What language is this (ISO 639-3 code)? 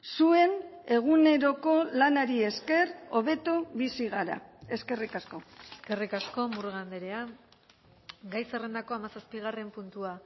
eus